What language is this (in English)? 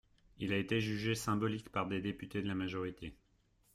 French